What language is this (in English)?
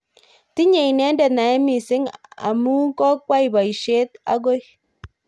Kalenjin